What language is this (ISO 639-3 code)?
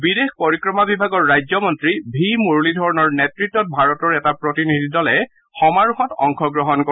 asm